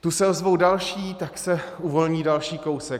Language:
Czech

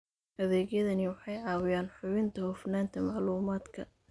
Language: Somali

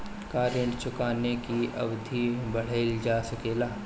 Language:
Bhojpuri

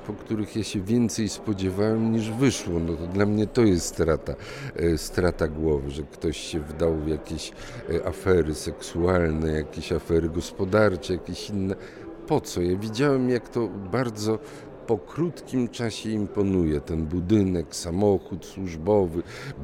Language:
Polish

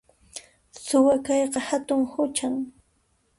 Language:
Puno Quechua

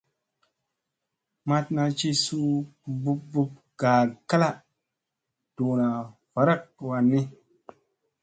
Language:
Musey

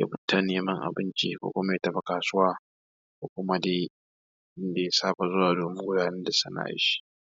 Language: Hausa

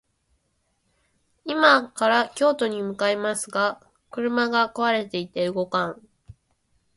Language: Japanese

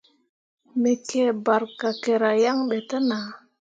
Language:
Mundang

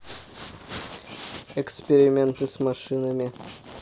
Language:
Russian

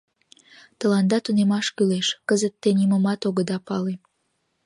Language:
Mari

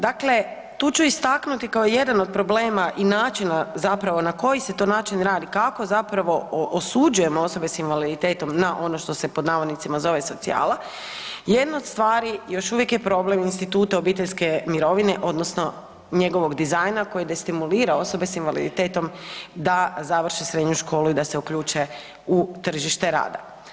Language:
Croatian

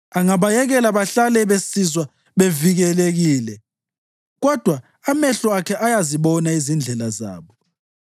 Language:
North Ndebele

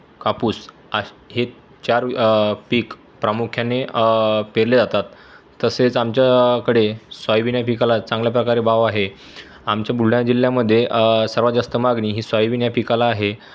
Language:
Marathi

